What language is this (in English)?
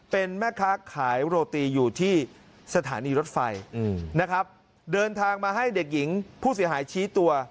Thai